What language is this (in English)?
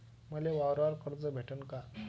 Marathi